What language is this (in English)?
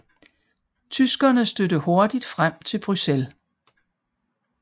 Danish